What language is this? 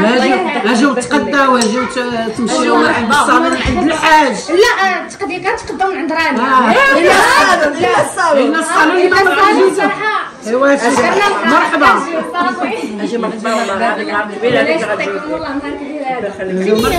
Arabic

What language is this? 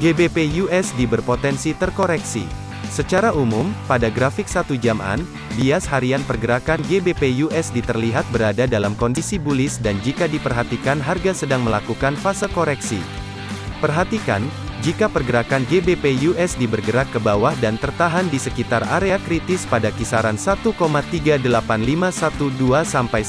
Indonesian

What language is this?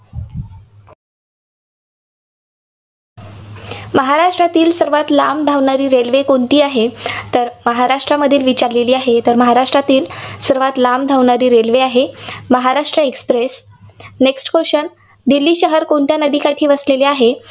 Marathi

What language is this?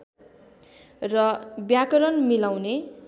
Nepali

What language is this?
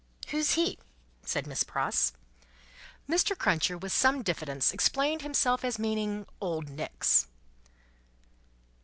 English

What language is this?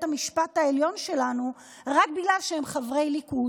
Hebrew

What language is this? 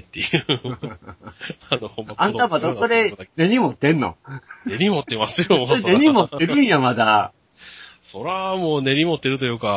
Japanese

